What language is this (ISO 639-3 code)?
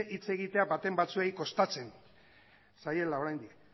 eus